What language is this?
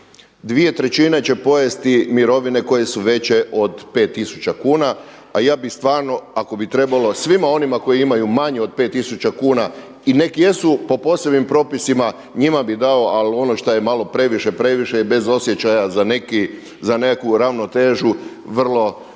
Croatian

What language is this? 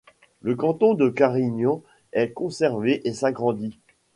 French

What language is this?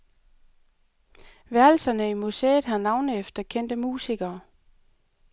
Danish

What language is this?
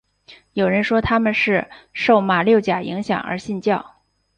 Chinese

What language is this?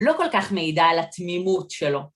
Hebrew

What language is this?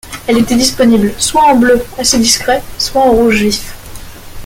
French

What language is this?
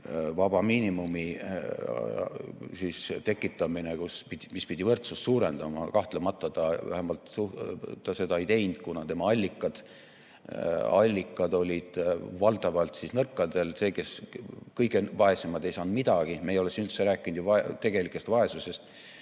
Estonian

